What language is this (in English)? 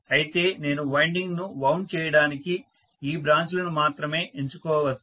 Telugu